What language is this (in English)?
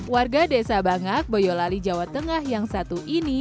Indonesian